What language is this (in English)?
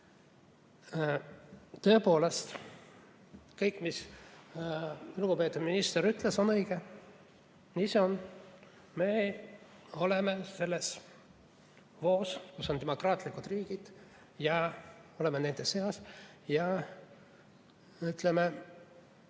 Estonian